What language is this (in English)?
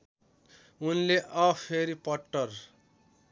Nepali